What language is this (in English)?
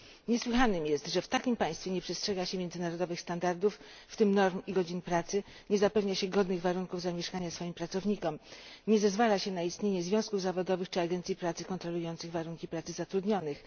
Polish